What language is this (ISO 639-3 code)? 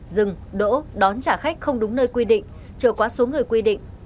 vie